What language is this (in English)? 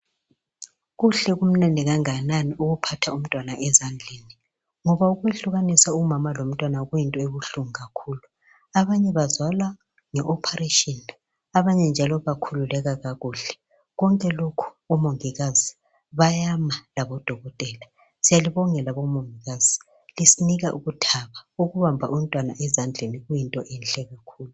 North Ndebele